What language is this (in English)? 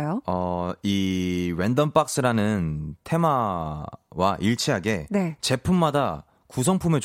Korean